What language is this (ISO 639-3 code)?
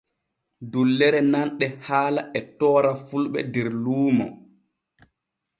fue